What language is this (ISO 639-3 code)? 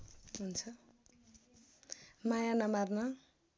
nep